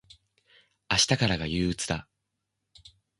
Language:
Japanese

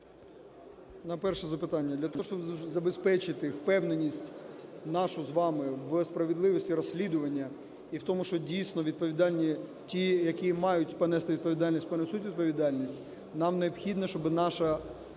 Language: Ukrainian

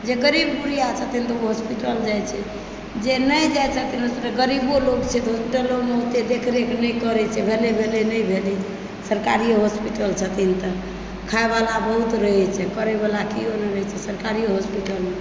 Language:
Maithili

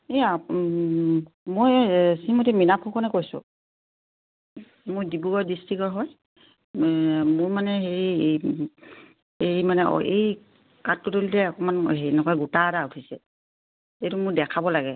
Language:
Assamese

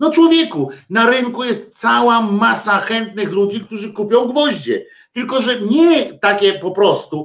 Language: Polish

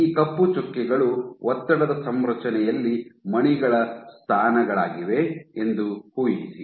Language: Kannada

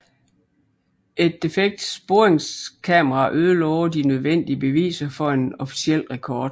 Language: Danish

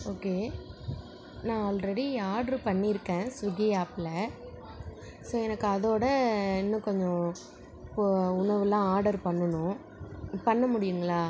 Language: Tamil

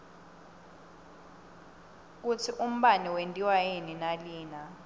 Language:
Swati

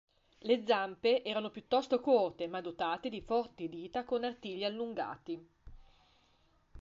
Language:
Italian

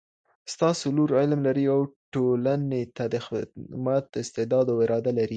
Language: Pashto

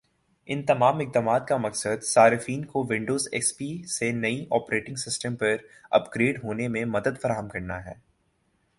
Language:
Urdu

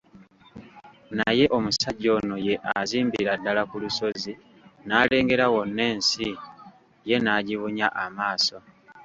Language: Ganda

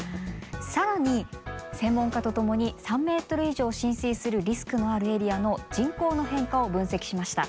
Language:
Japanese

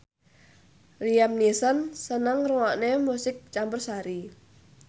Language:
Javanese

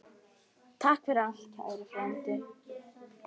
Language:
Icelandic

